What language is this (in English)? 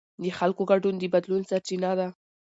Pashto